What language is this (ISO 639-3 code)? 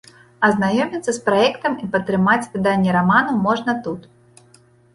bel